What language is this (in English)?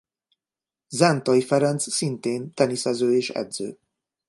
Hungarian